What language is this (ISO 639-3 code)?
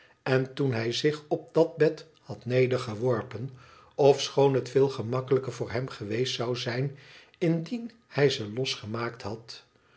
nld